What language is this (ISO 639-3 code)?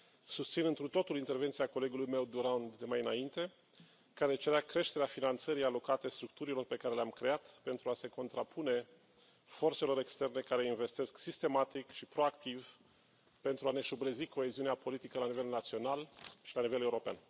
ron